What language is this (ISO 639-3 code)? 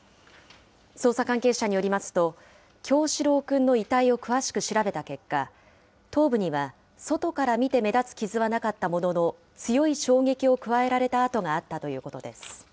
jpn